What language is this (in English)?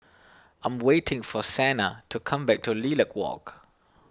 English